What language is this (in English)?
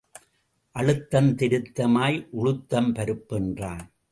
Tamil